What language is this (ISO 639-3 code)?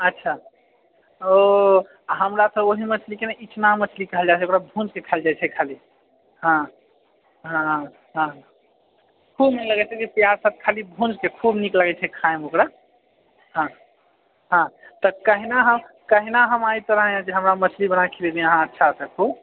mai